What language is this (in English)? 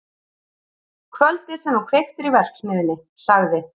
Icelandic